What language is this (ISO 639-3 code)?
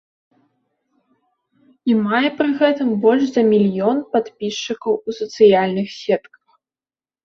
bel